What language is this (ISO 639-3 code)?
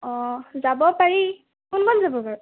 asm